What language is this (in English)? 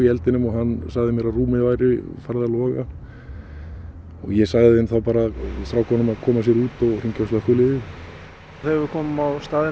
Icelandic